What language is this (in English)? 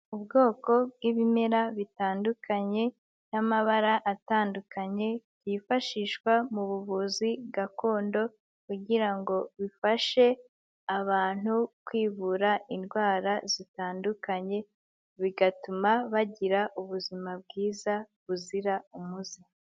Kinyarwanda